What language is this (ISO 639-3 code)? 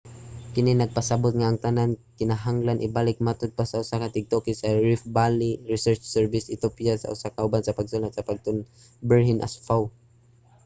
ceb